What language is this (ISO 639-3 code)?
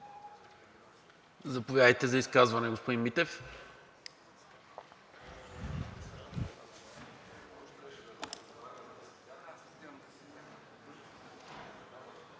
bul